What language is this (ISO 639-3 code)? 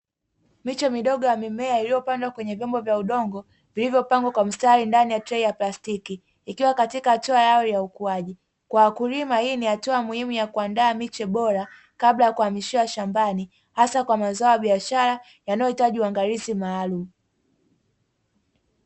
swa